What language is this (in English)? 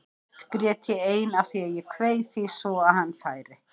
Icelandic